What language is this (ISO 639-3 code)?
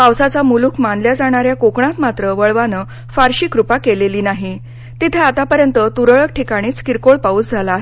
mar